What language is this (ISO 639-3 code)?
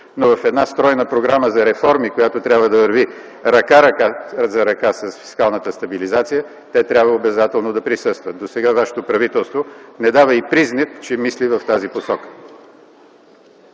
bul